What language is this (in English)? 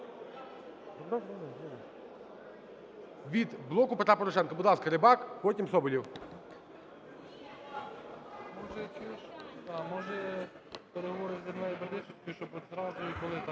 Ukrainian